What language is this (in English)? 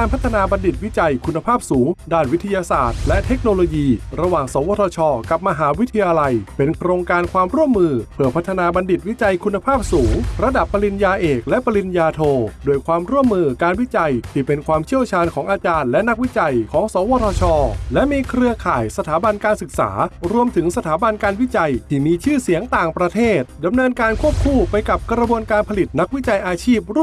Thai